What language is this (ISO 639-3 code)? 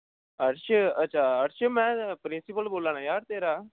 doi